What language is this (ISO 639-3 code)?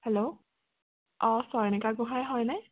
asm